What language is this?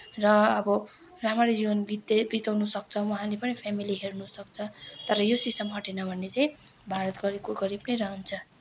Nepali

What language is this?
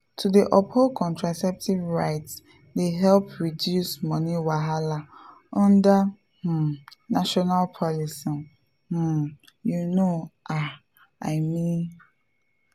Nigerian Pidgin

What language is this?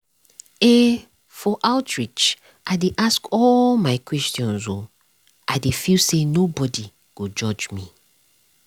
Nigerian Pidgin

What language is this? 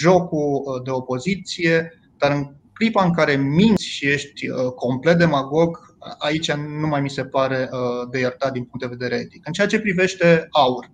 Romanian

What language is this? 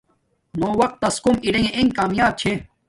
Domaaki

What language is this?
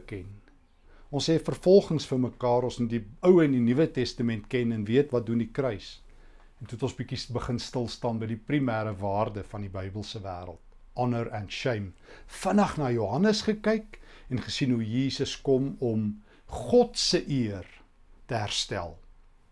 Dutch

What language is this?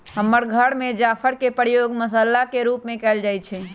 Magahi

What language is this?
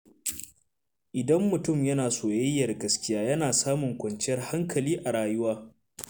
Hausa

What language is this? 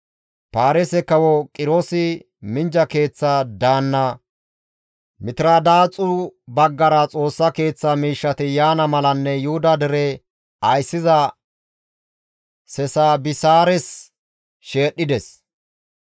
Gamo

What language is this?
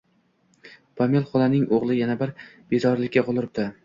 Uzbek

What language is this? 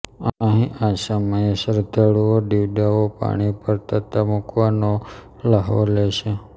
Gujarati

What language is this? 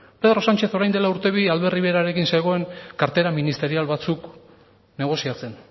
Basque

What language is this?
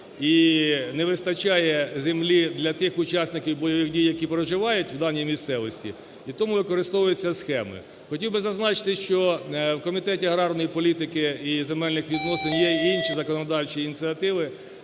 Ukrainian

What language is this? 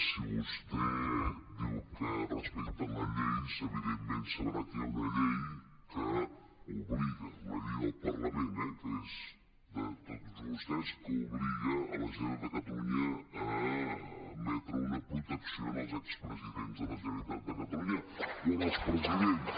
Catalan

